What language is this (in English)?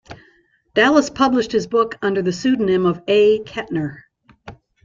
English